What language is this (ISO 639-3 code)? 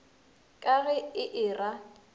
nso